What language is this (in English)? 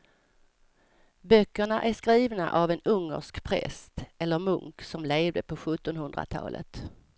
Swedish